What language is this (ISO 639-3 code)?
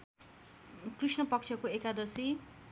nep